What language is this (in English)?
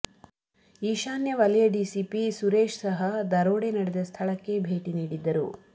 Kannada